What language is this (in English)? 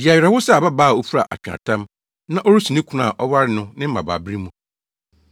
Akan